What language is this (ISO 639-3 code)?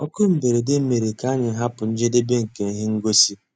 ibo